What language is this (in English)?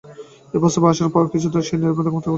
Bangla